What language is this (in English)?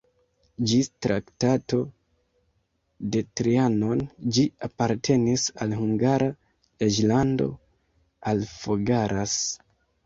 Esperanto